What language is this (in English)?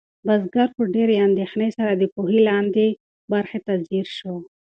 Pashto